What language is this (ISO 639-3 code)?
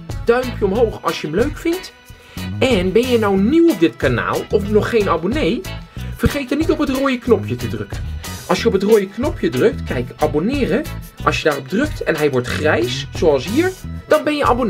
nld